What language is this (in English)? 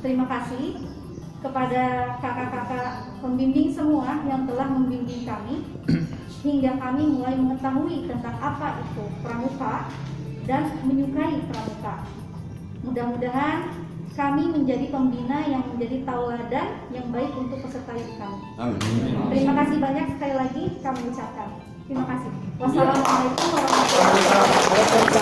Indonesian